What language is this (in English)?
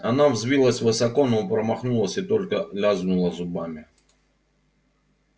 Russian